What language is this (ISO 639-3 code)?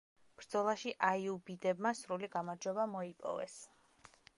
kat